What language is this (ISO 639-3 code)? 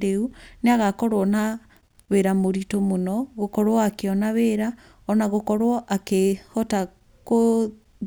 kik